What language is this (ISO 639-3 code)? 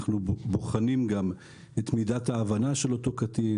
heb